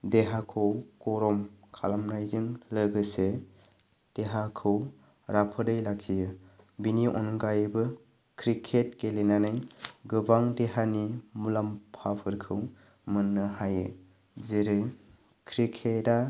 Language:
Bodo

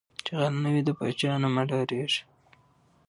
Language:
Pashto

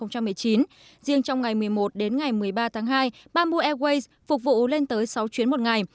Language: Vietnamese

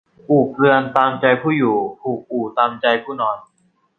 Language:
Thai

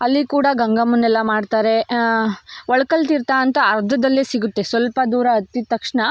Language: Kannada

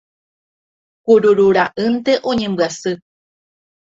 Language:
Guarani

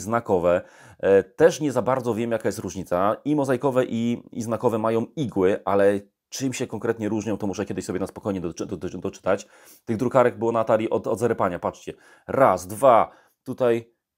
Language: Polish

